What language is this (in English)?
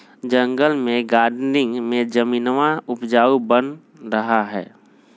Magahi